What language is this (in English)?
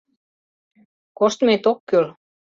Mari